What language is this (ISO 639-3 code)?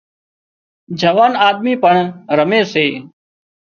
kxp